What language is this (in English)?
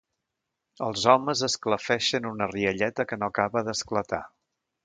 Catalan